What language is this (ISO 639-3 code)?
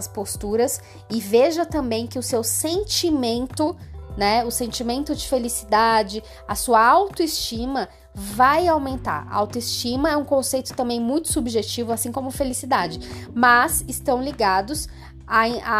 por